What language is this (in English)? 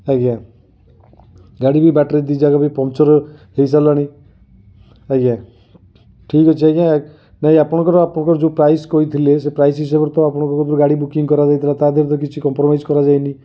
Odia